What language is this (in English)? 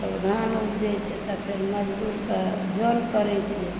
Maithili